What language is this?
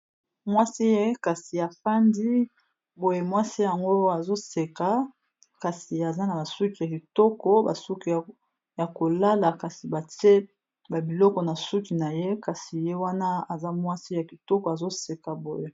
Lingala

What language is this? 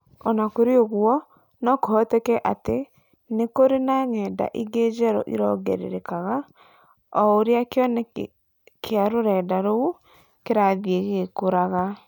Kikuyu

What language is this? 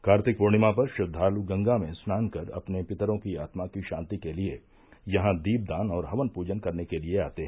Hindi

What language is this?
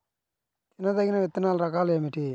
Telugu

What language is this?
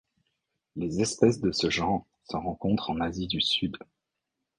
French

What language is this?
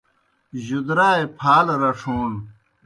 Kohistani Shina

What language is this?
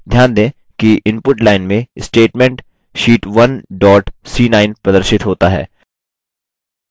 Hindi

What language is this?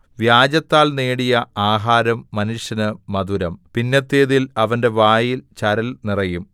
Malayalam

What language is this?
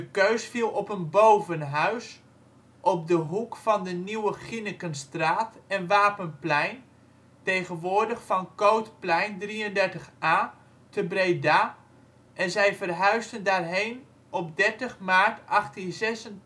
Dutch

